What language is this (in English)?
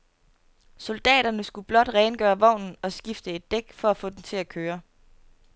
Danish